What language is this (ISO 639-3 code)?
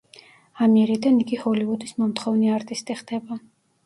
kat